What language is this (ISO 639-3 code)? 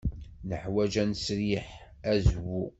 kab